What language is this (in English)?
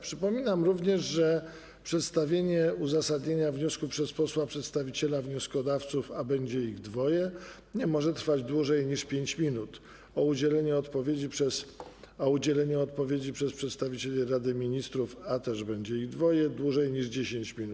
Polish